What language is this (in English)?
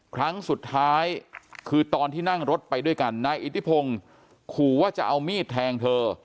Thai